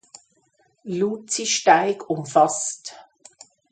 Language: German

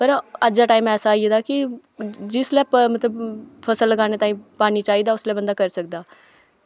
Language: Dogri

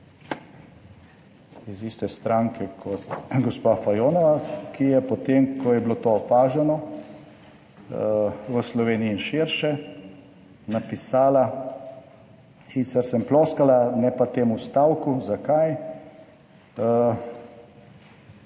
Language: Slovenian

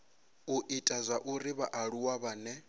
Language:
Venda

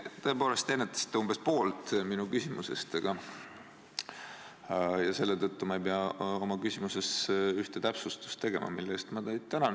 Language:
Estonian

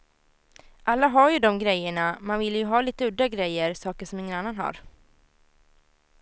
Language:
Swedish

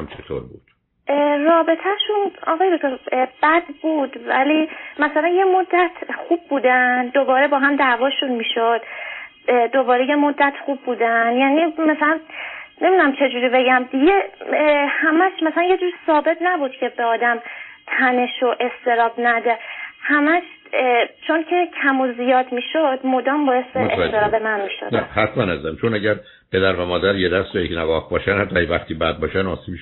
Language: Persian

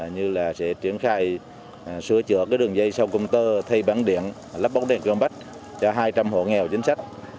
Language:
Vietnamese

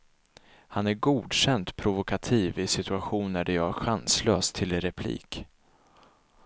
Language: Swedish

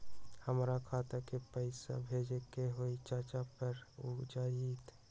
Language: Magahi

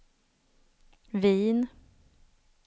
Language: Swedish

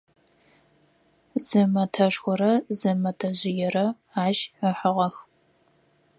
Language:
Adyghe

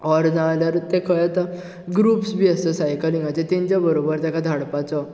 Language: Konkani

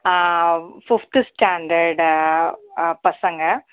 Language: Tamil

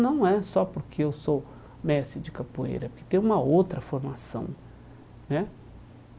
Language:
Portuguese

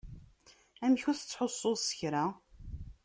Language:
Kabyle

